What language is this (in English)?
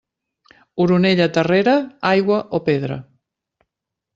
Catalan